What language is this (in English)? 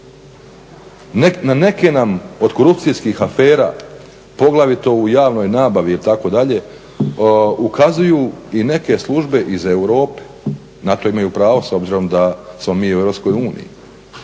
Croatian